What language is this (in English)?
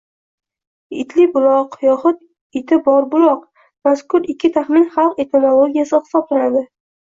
Uzbek